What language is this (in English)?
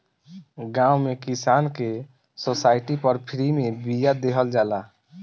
Bhojpuri